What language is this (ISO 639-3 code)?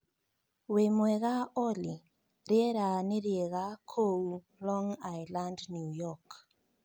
kik